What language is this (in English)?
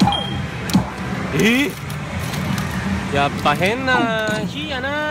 Japanese